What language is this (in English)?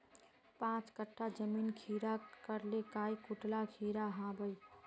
Magahi